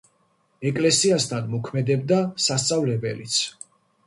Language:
Georgian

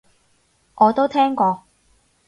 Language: Cantonese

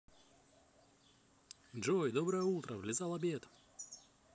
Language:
Russian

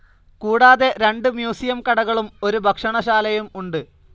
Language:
Malayalam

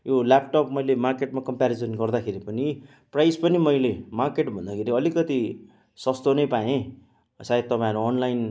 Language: Nepali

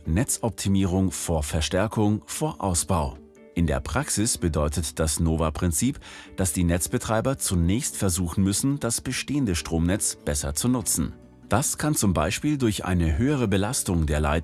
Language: German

